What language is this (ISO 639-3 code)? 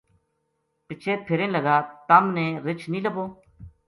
gju